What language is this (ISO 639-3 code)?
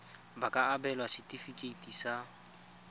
tsn